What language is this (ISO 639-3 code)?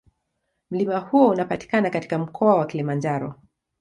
swa